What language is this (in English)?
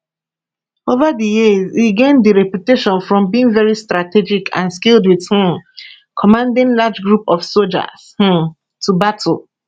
Nigerian Pidgin